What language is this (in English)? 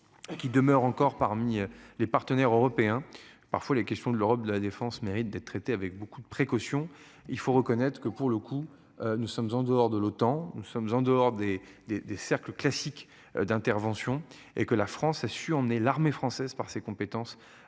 French